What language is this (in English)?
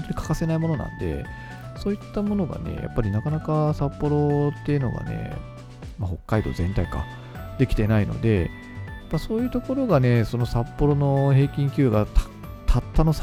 Japanese